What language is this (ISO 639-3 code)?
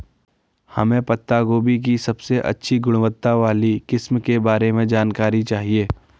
hin